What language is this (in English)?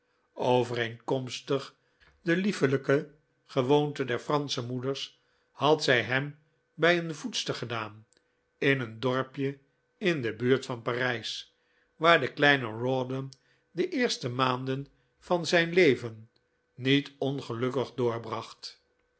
Dutch